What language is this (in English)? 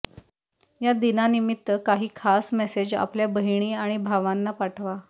Marathi